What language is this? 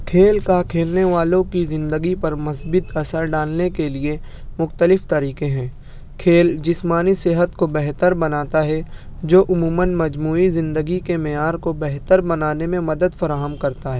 Urdu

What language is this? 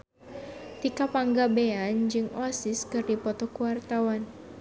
Sundanese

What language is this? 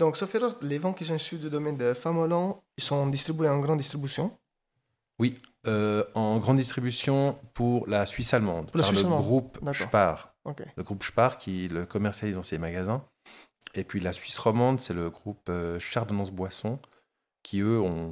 French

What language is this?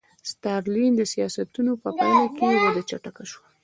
Pashto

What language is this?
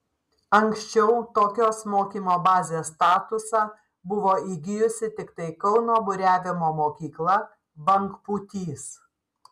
Lithuanian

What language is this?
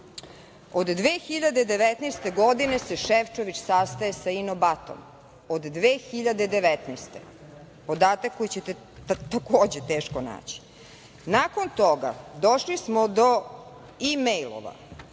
Serbian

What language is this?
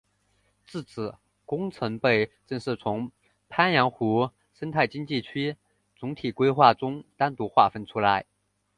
Chinese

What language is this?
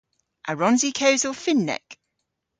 Cornish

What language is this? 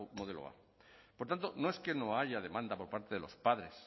Spanish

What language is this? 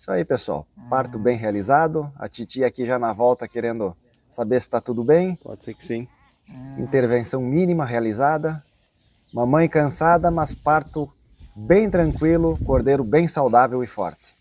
Portuguese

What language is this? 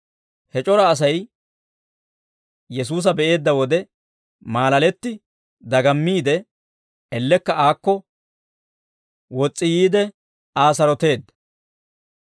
Dawro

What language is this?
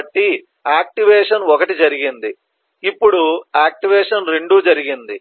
Telugu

